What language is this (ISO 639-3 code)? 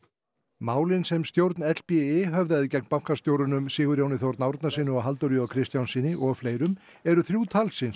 isl